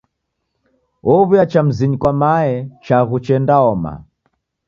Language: Taita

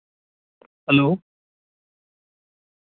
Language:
Dogri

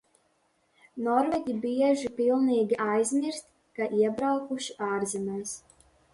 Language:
Latvian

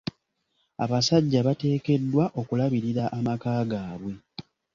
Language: Ganda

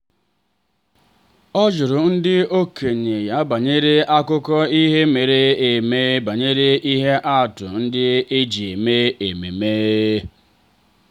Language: Igbo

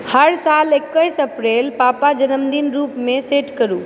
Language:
Maithili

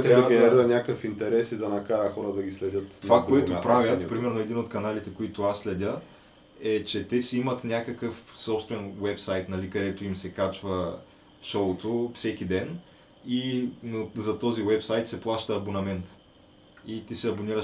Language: Bulgarian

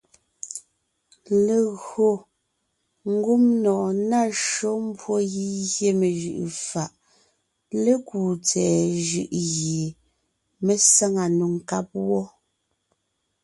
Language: Ngiemboon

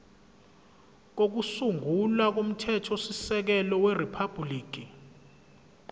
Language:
Zulu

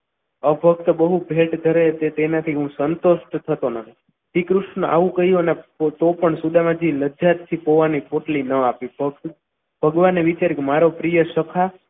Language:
Gujarati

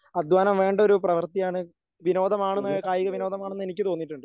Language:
Malayalam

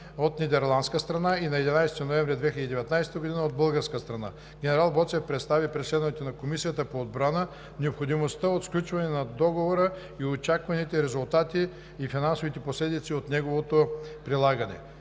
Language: Bulgarian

